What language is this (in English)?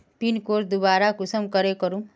Magahi